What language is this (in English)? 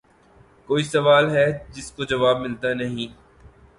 Urdu